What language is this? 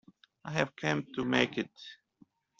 English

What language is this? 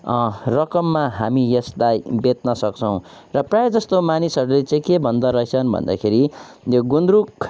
Nepali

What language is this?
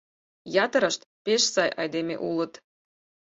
Mari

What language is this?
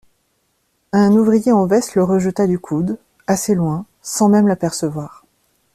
French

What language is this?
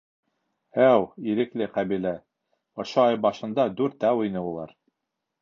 Bashkir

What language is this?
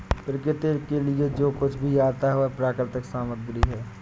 Hindi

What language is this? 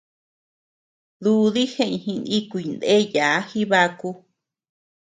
Tepeuxila Cuicatec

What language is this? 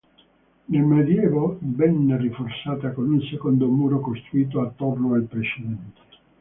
Italian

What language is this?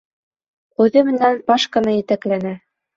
Bashkir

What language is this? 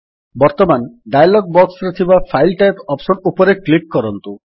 Odia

